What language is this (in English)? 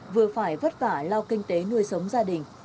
Vietnamese